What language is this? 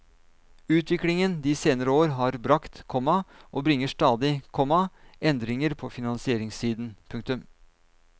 Norwegian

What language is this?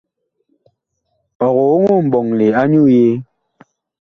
Bakoko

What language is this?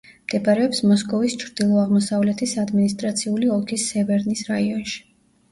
Georgian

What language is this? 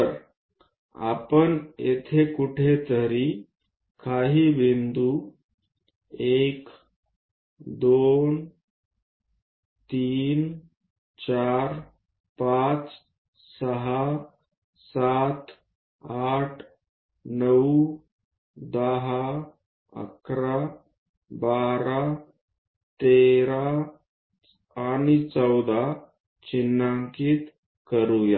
Marathi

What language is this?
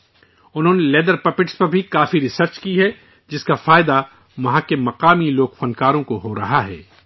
Urdu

